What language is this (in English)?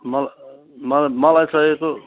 Nepali